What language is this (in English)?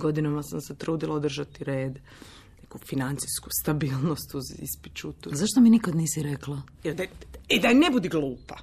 Croatian